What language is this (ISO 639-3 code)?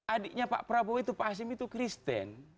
ind